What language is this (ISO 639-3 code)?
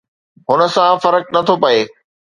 snd